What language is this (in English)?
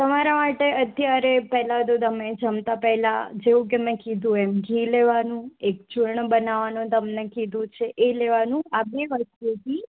Gujarati